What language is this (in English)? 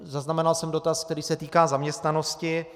Czech